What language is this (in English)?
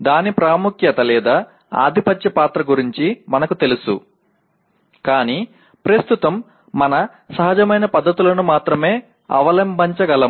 Telugu